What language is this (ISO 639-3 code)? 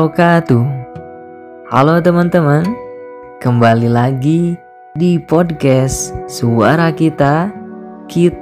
ind